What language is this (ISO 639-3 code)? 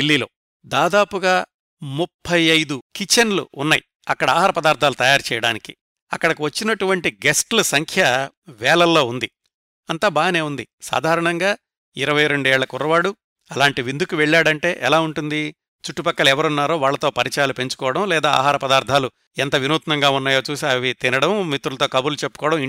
tel